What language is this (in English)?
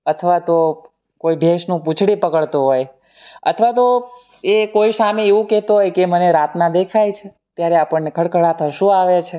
Gujarati